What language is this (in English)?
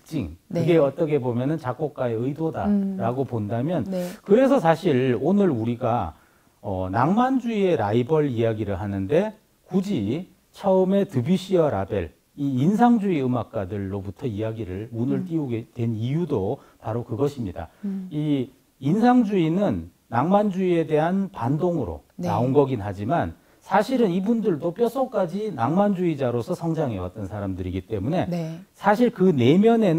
Korean